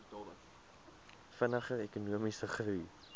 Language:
Afrikaans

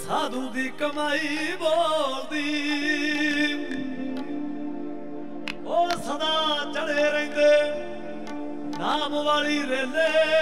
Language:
Punjabi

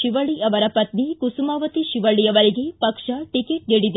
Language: Kannada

